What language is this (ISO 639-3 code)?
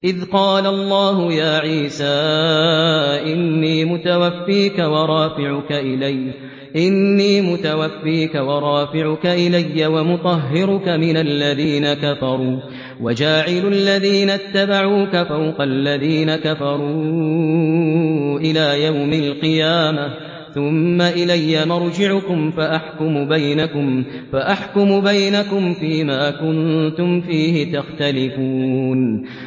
ara